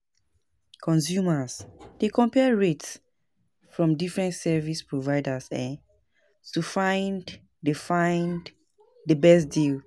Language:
Nigerian Pidgin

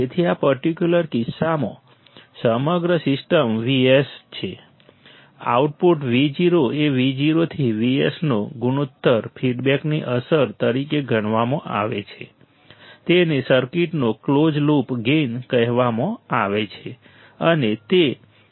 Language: Gujarati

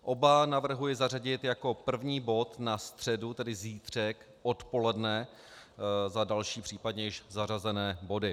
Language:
Czech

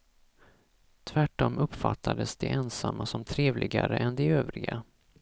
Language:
Swedish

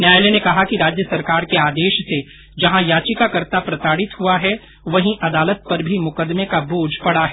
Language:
Hindi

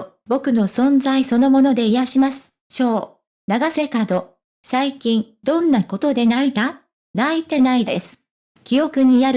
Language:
Japanese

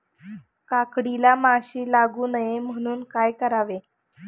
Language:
Marathi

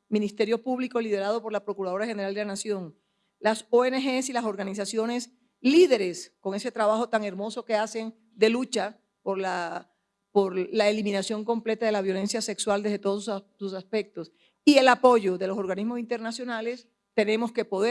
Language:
Spanish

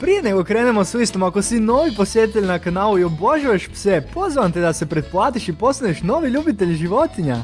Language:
Croatian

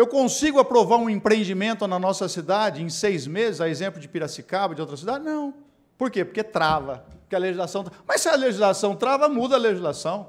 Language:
Portuguese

